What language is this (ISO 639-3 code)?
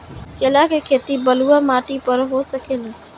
bho